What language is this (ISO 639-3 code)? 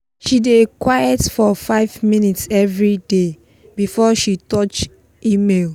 pcm